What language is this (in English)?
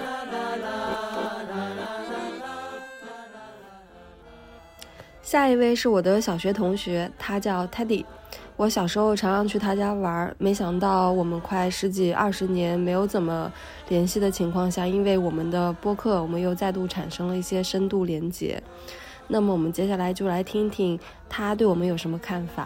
Chinese